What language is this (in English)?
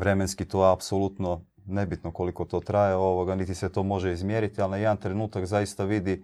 Croatian